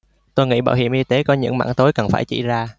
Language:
Vietnamese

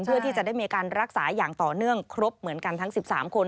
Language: Thai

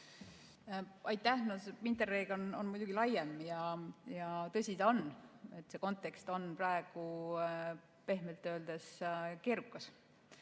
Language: Estonian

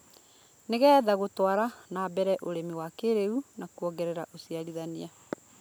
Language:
Kikuyu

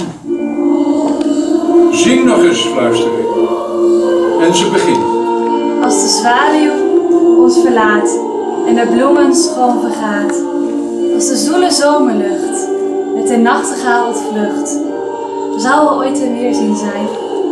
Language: Dutch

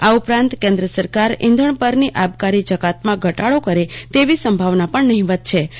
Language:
Gujarati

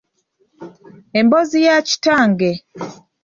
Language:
Ganda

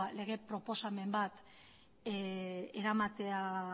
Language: Basque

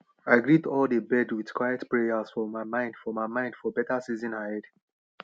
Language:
Nigerian Pidgin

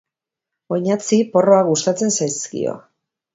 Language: Basque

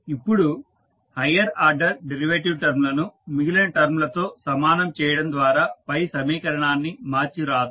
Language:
Telugu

